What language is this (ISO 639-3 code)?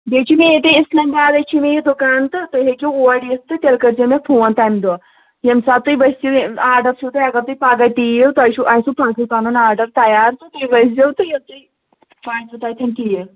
kas